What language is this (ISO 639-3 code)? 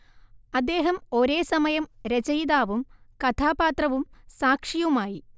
mal